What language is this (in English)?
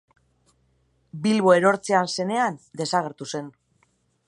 Basque